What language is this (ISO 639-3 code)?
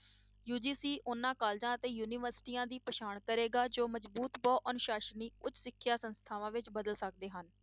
pan